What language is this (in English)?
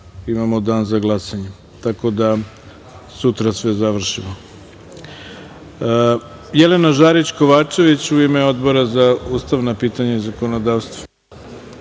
Serbian